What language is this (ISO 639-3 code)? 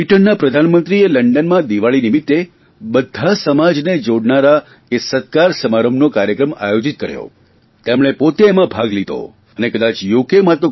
guj